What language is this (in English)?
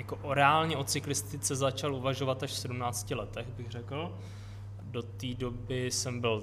Czech